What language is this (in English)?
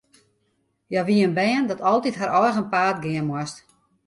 Western Frisian